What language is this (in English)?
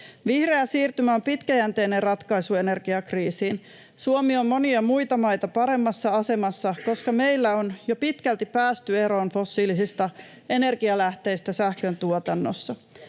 Finnish